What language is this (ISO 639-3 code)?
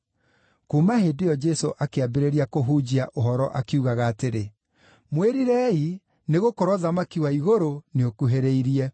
kik